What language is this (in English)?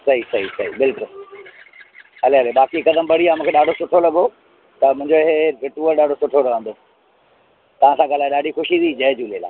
Sindhi